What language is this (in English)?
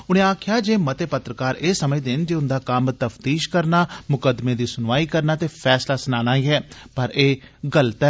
Dogri